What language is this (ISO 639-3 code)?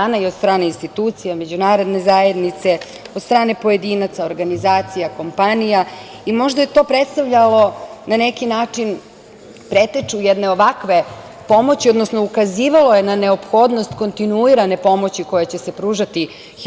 srp